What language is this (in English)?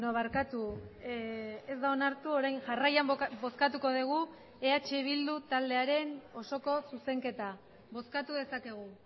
Basque